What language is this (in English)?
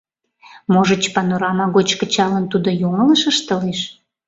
Mari